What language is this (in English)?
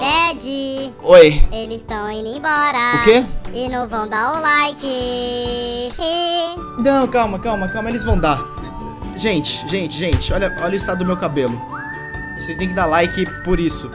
Portuguese